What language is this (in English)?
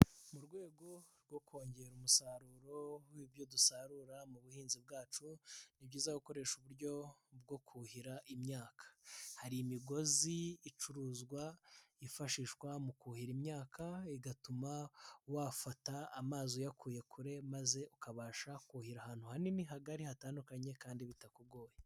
Kinyarwanda